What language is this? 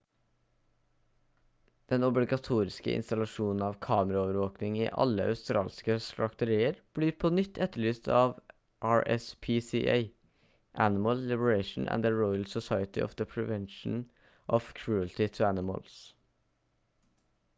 Norwegian Bokmål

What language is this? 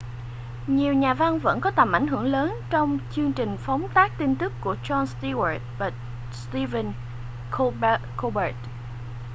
Vietnamese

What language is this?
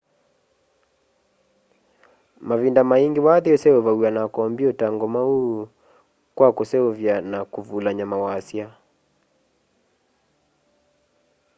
Kamba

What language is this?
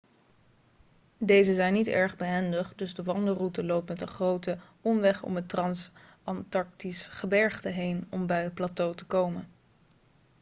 Dutch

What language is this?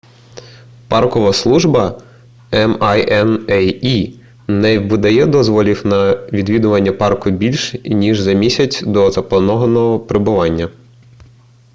Ukrainian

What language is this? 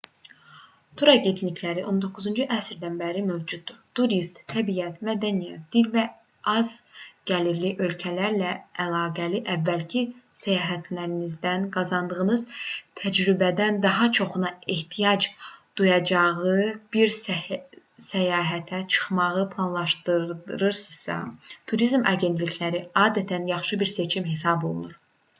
Azerbaijani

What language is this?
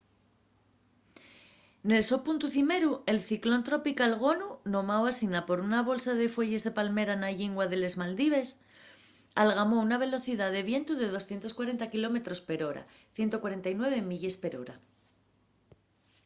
Asturian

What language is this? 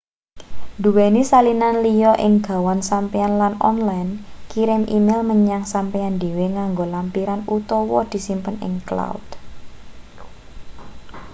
Javanese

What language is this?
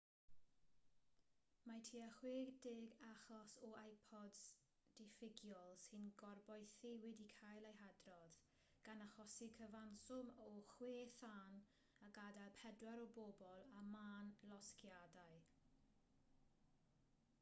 Welsh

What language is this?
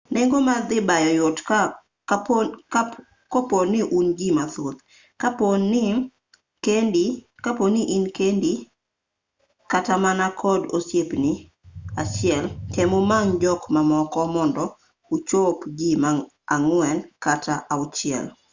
Luo (Kenya and Tanzania)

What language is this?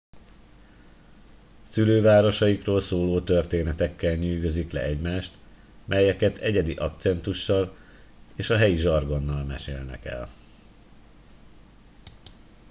Hungarian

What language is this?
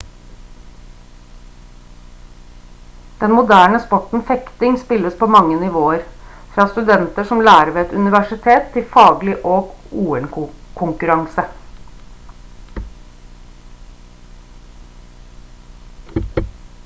Norwegian Bokmål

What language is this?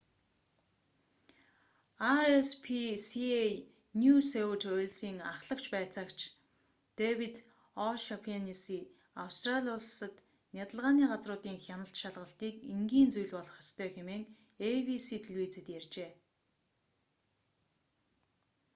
Mongolian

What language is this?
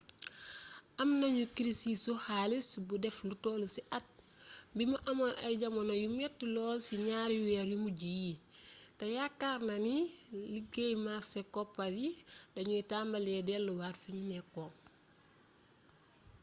Wolof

